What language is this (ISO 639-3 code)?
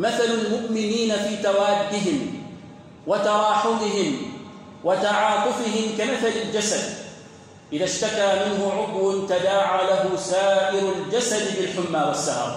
ara